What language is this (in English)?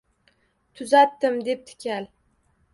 Uzbek